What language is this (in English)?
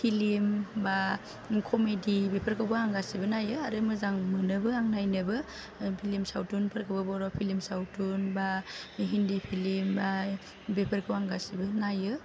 Bodo